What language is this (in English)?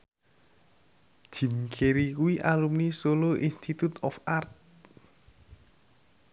Javanese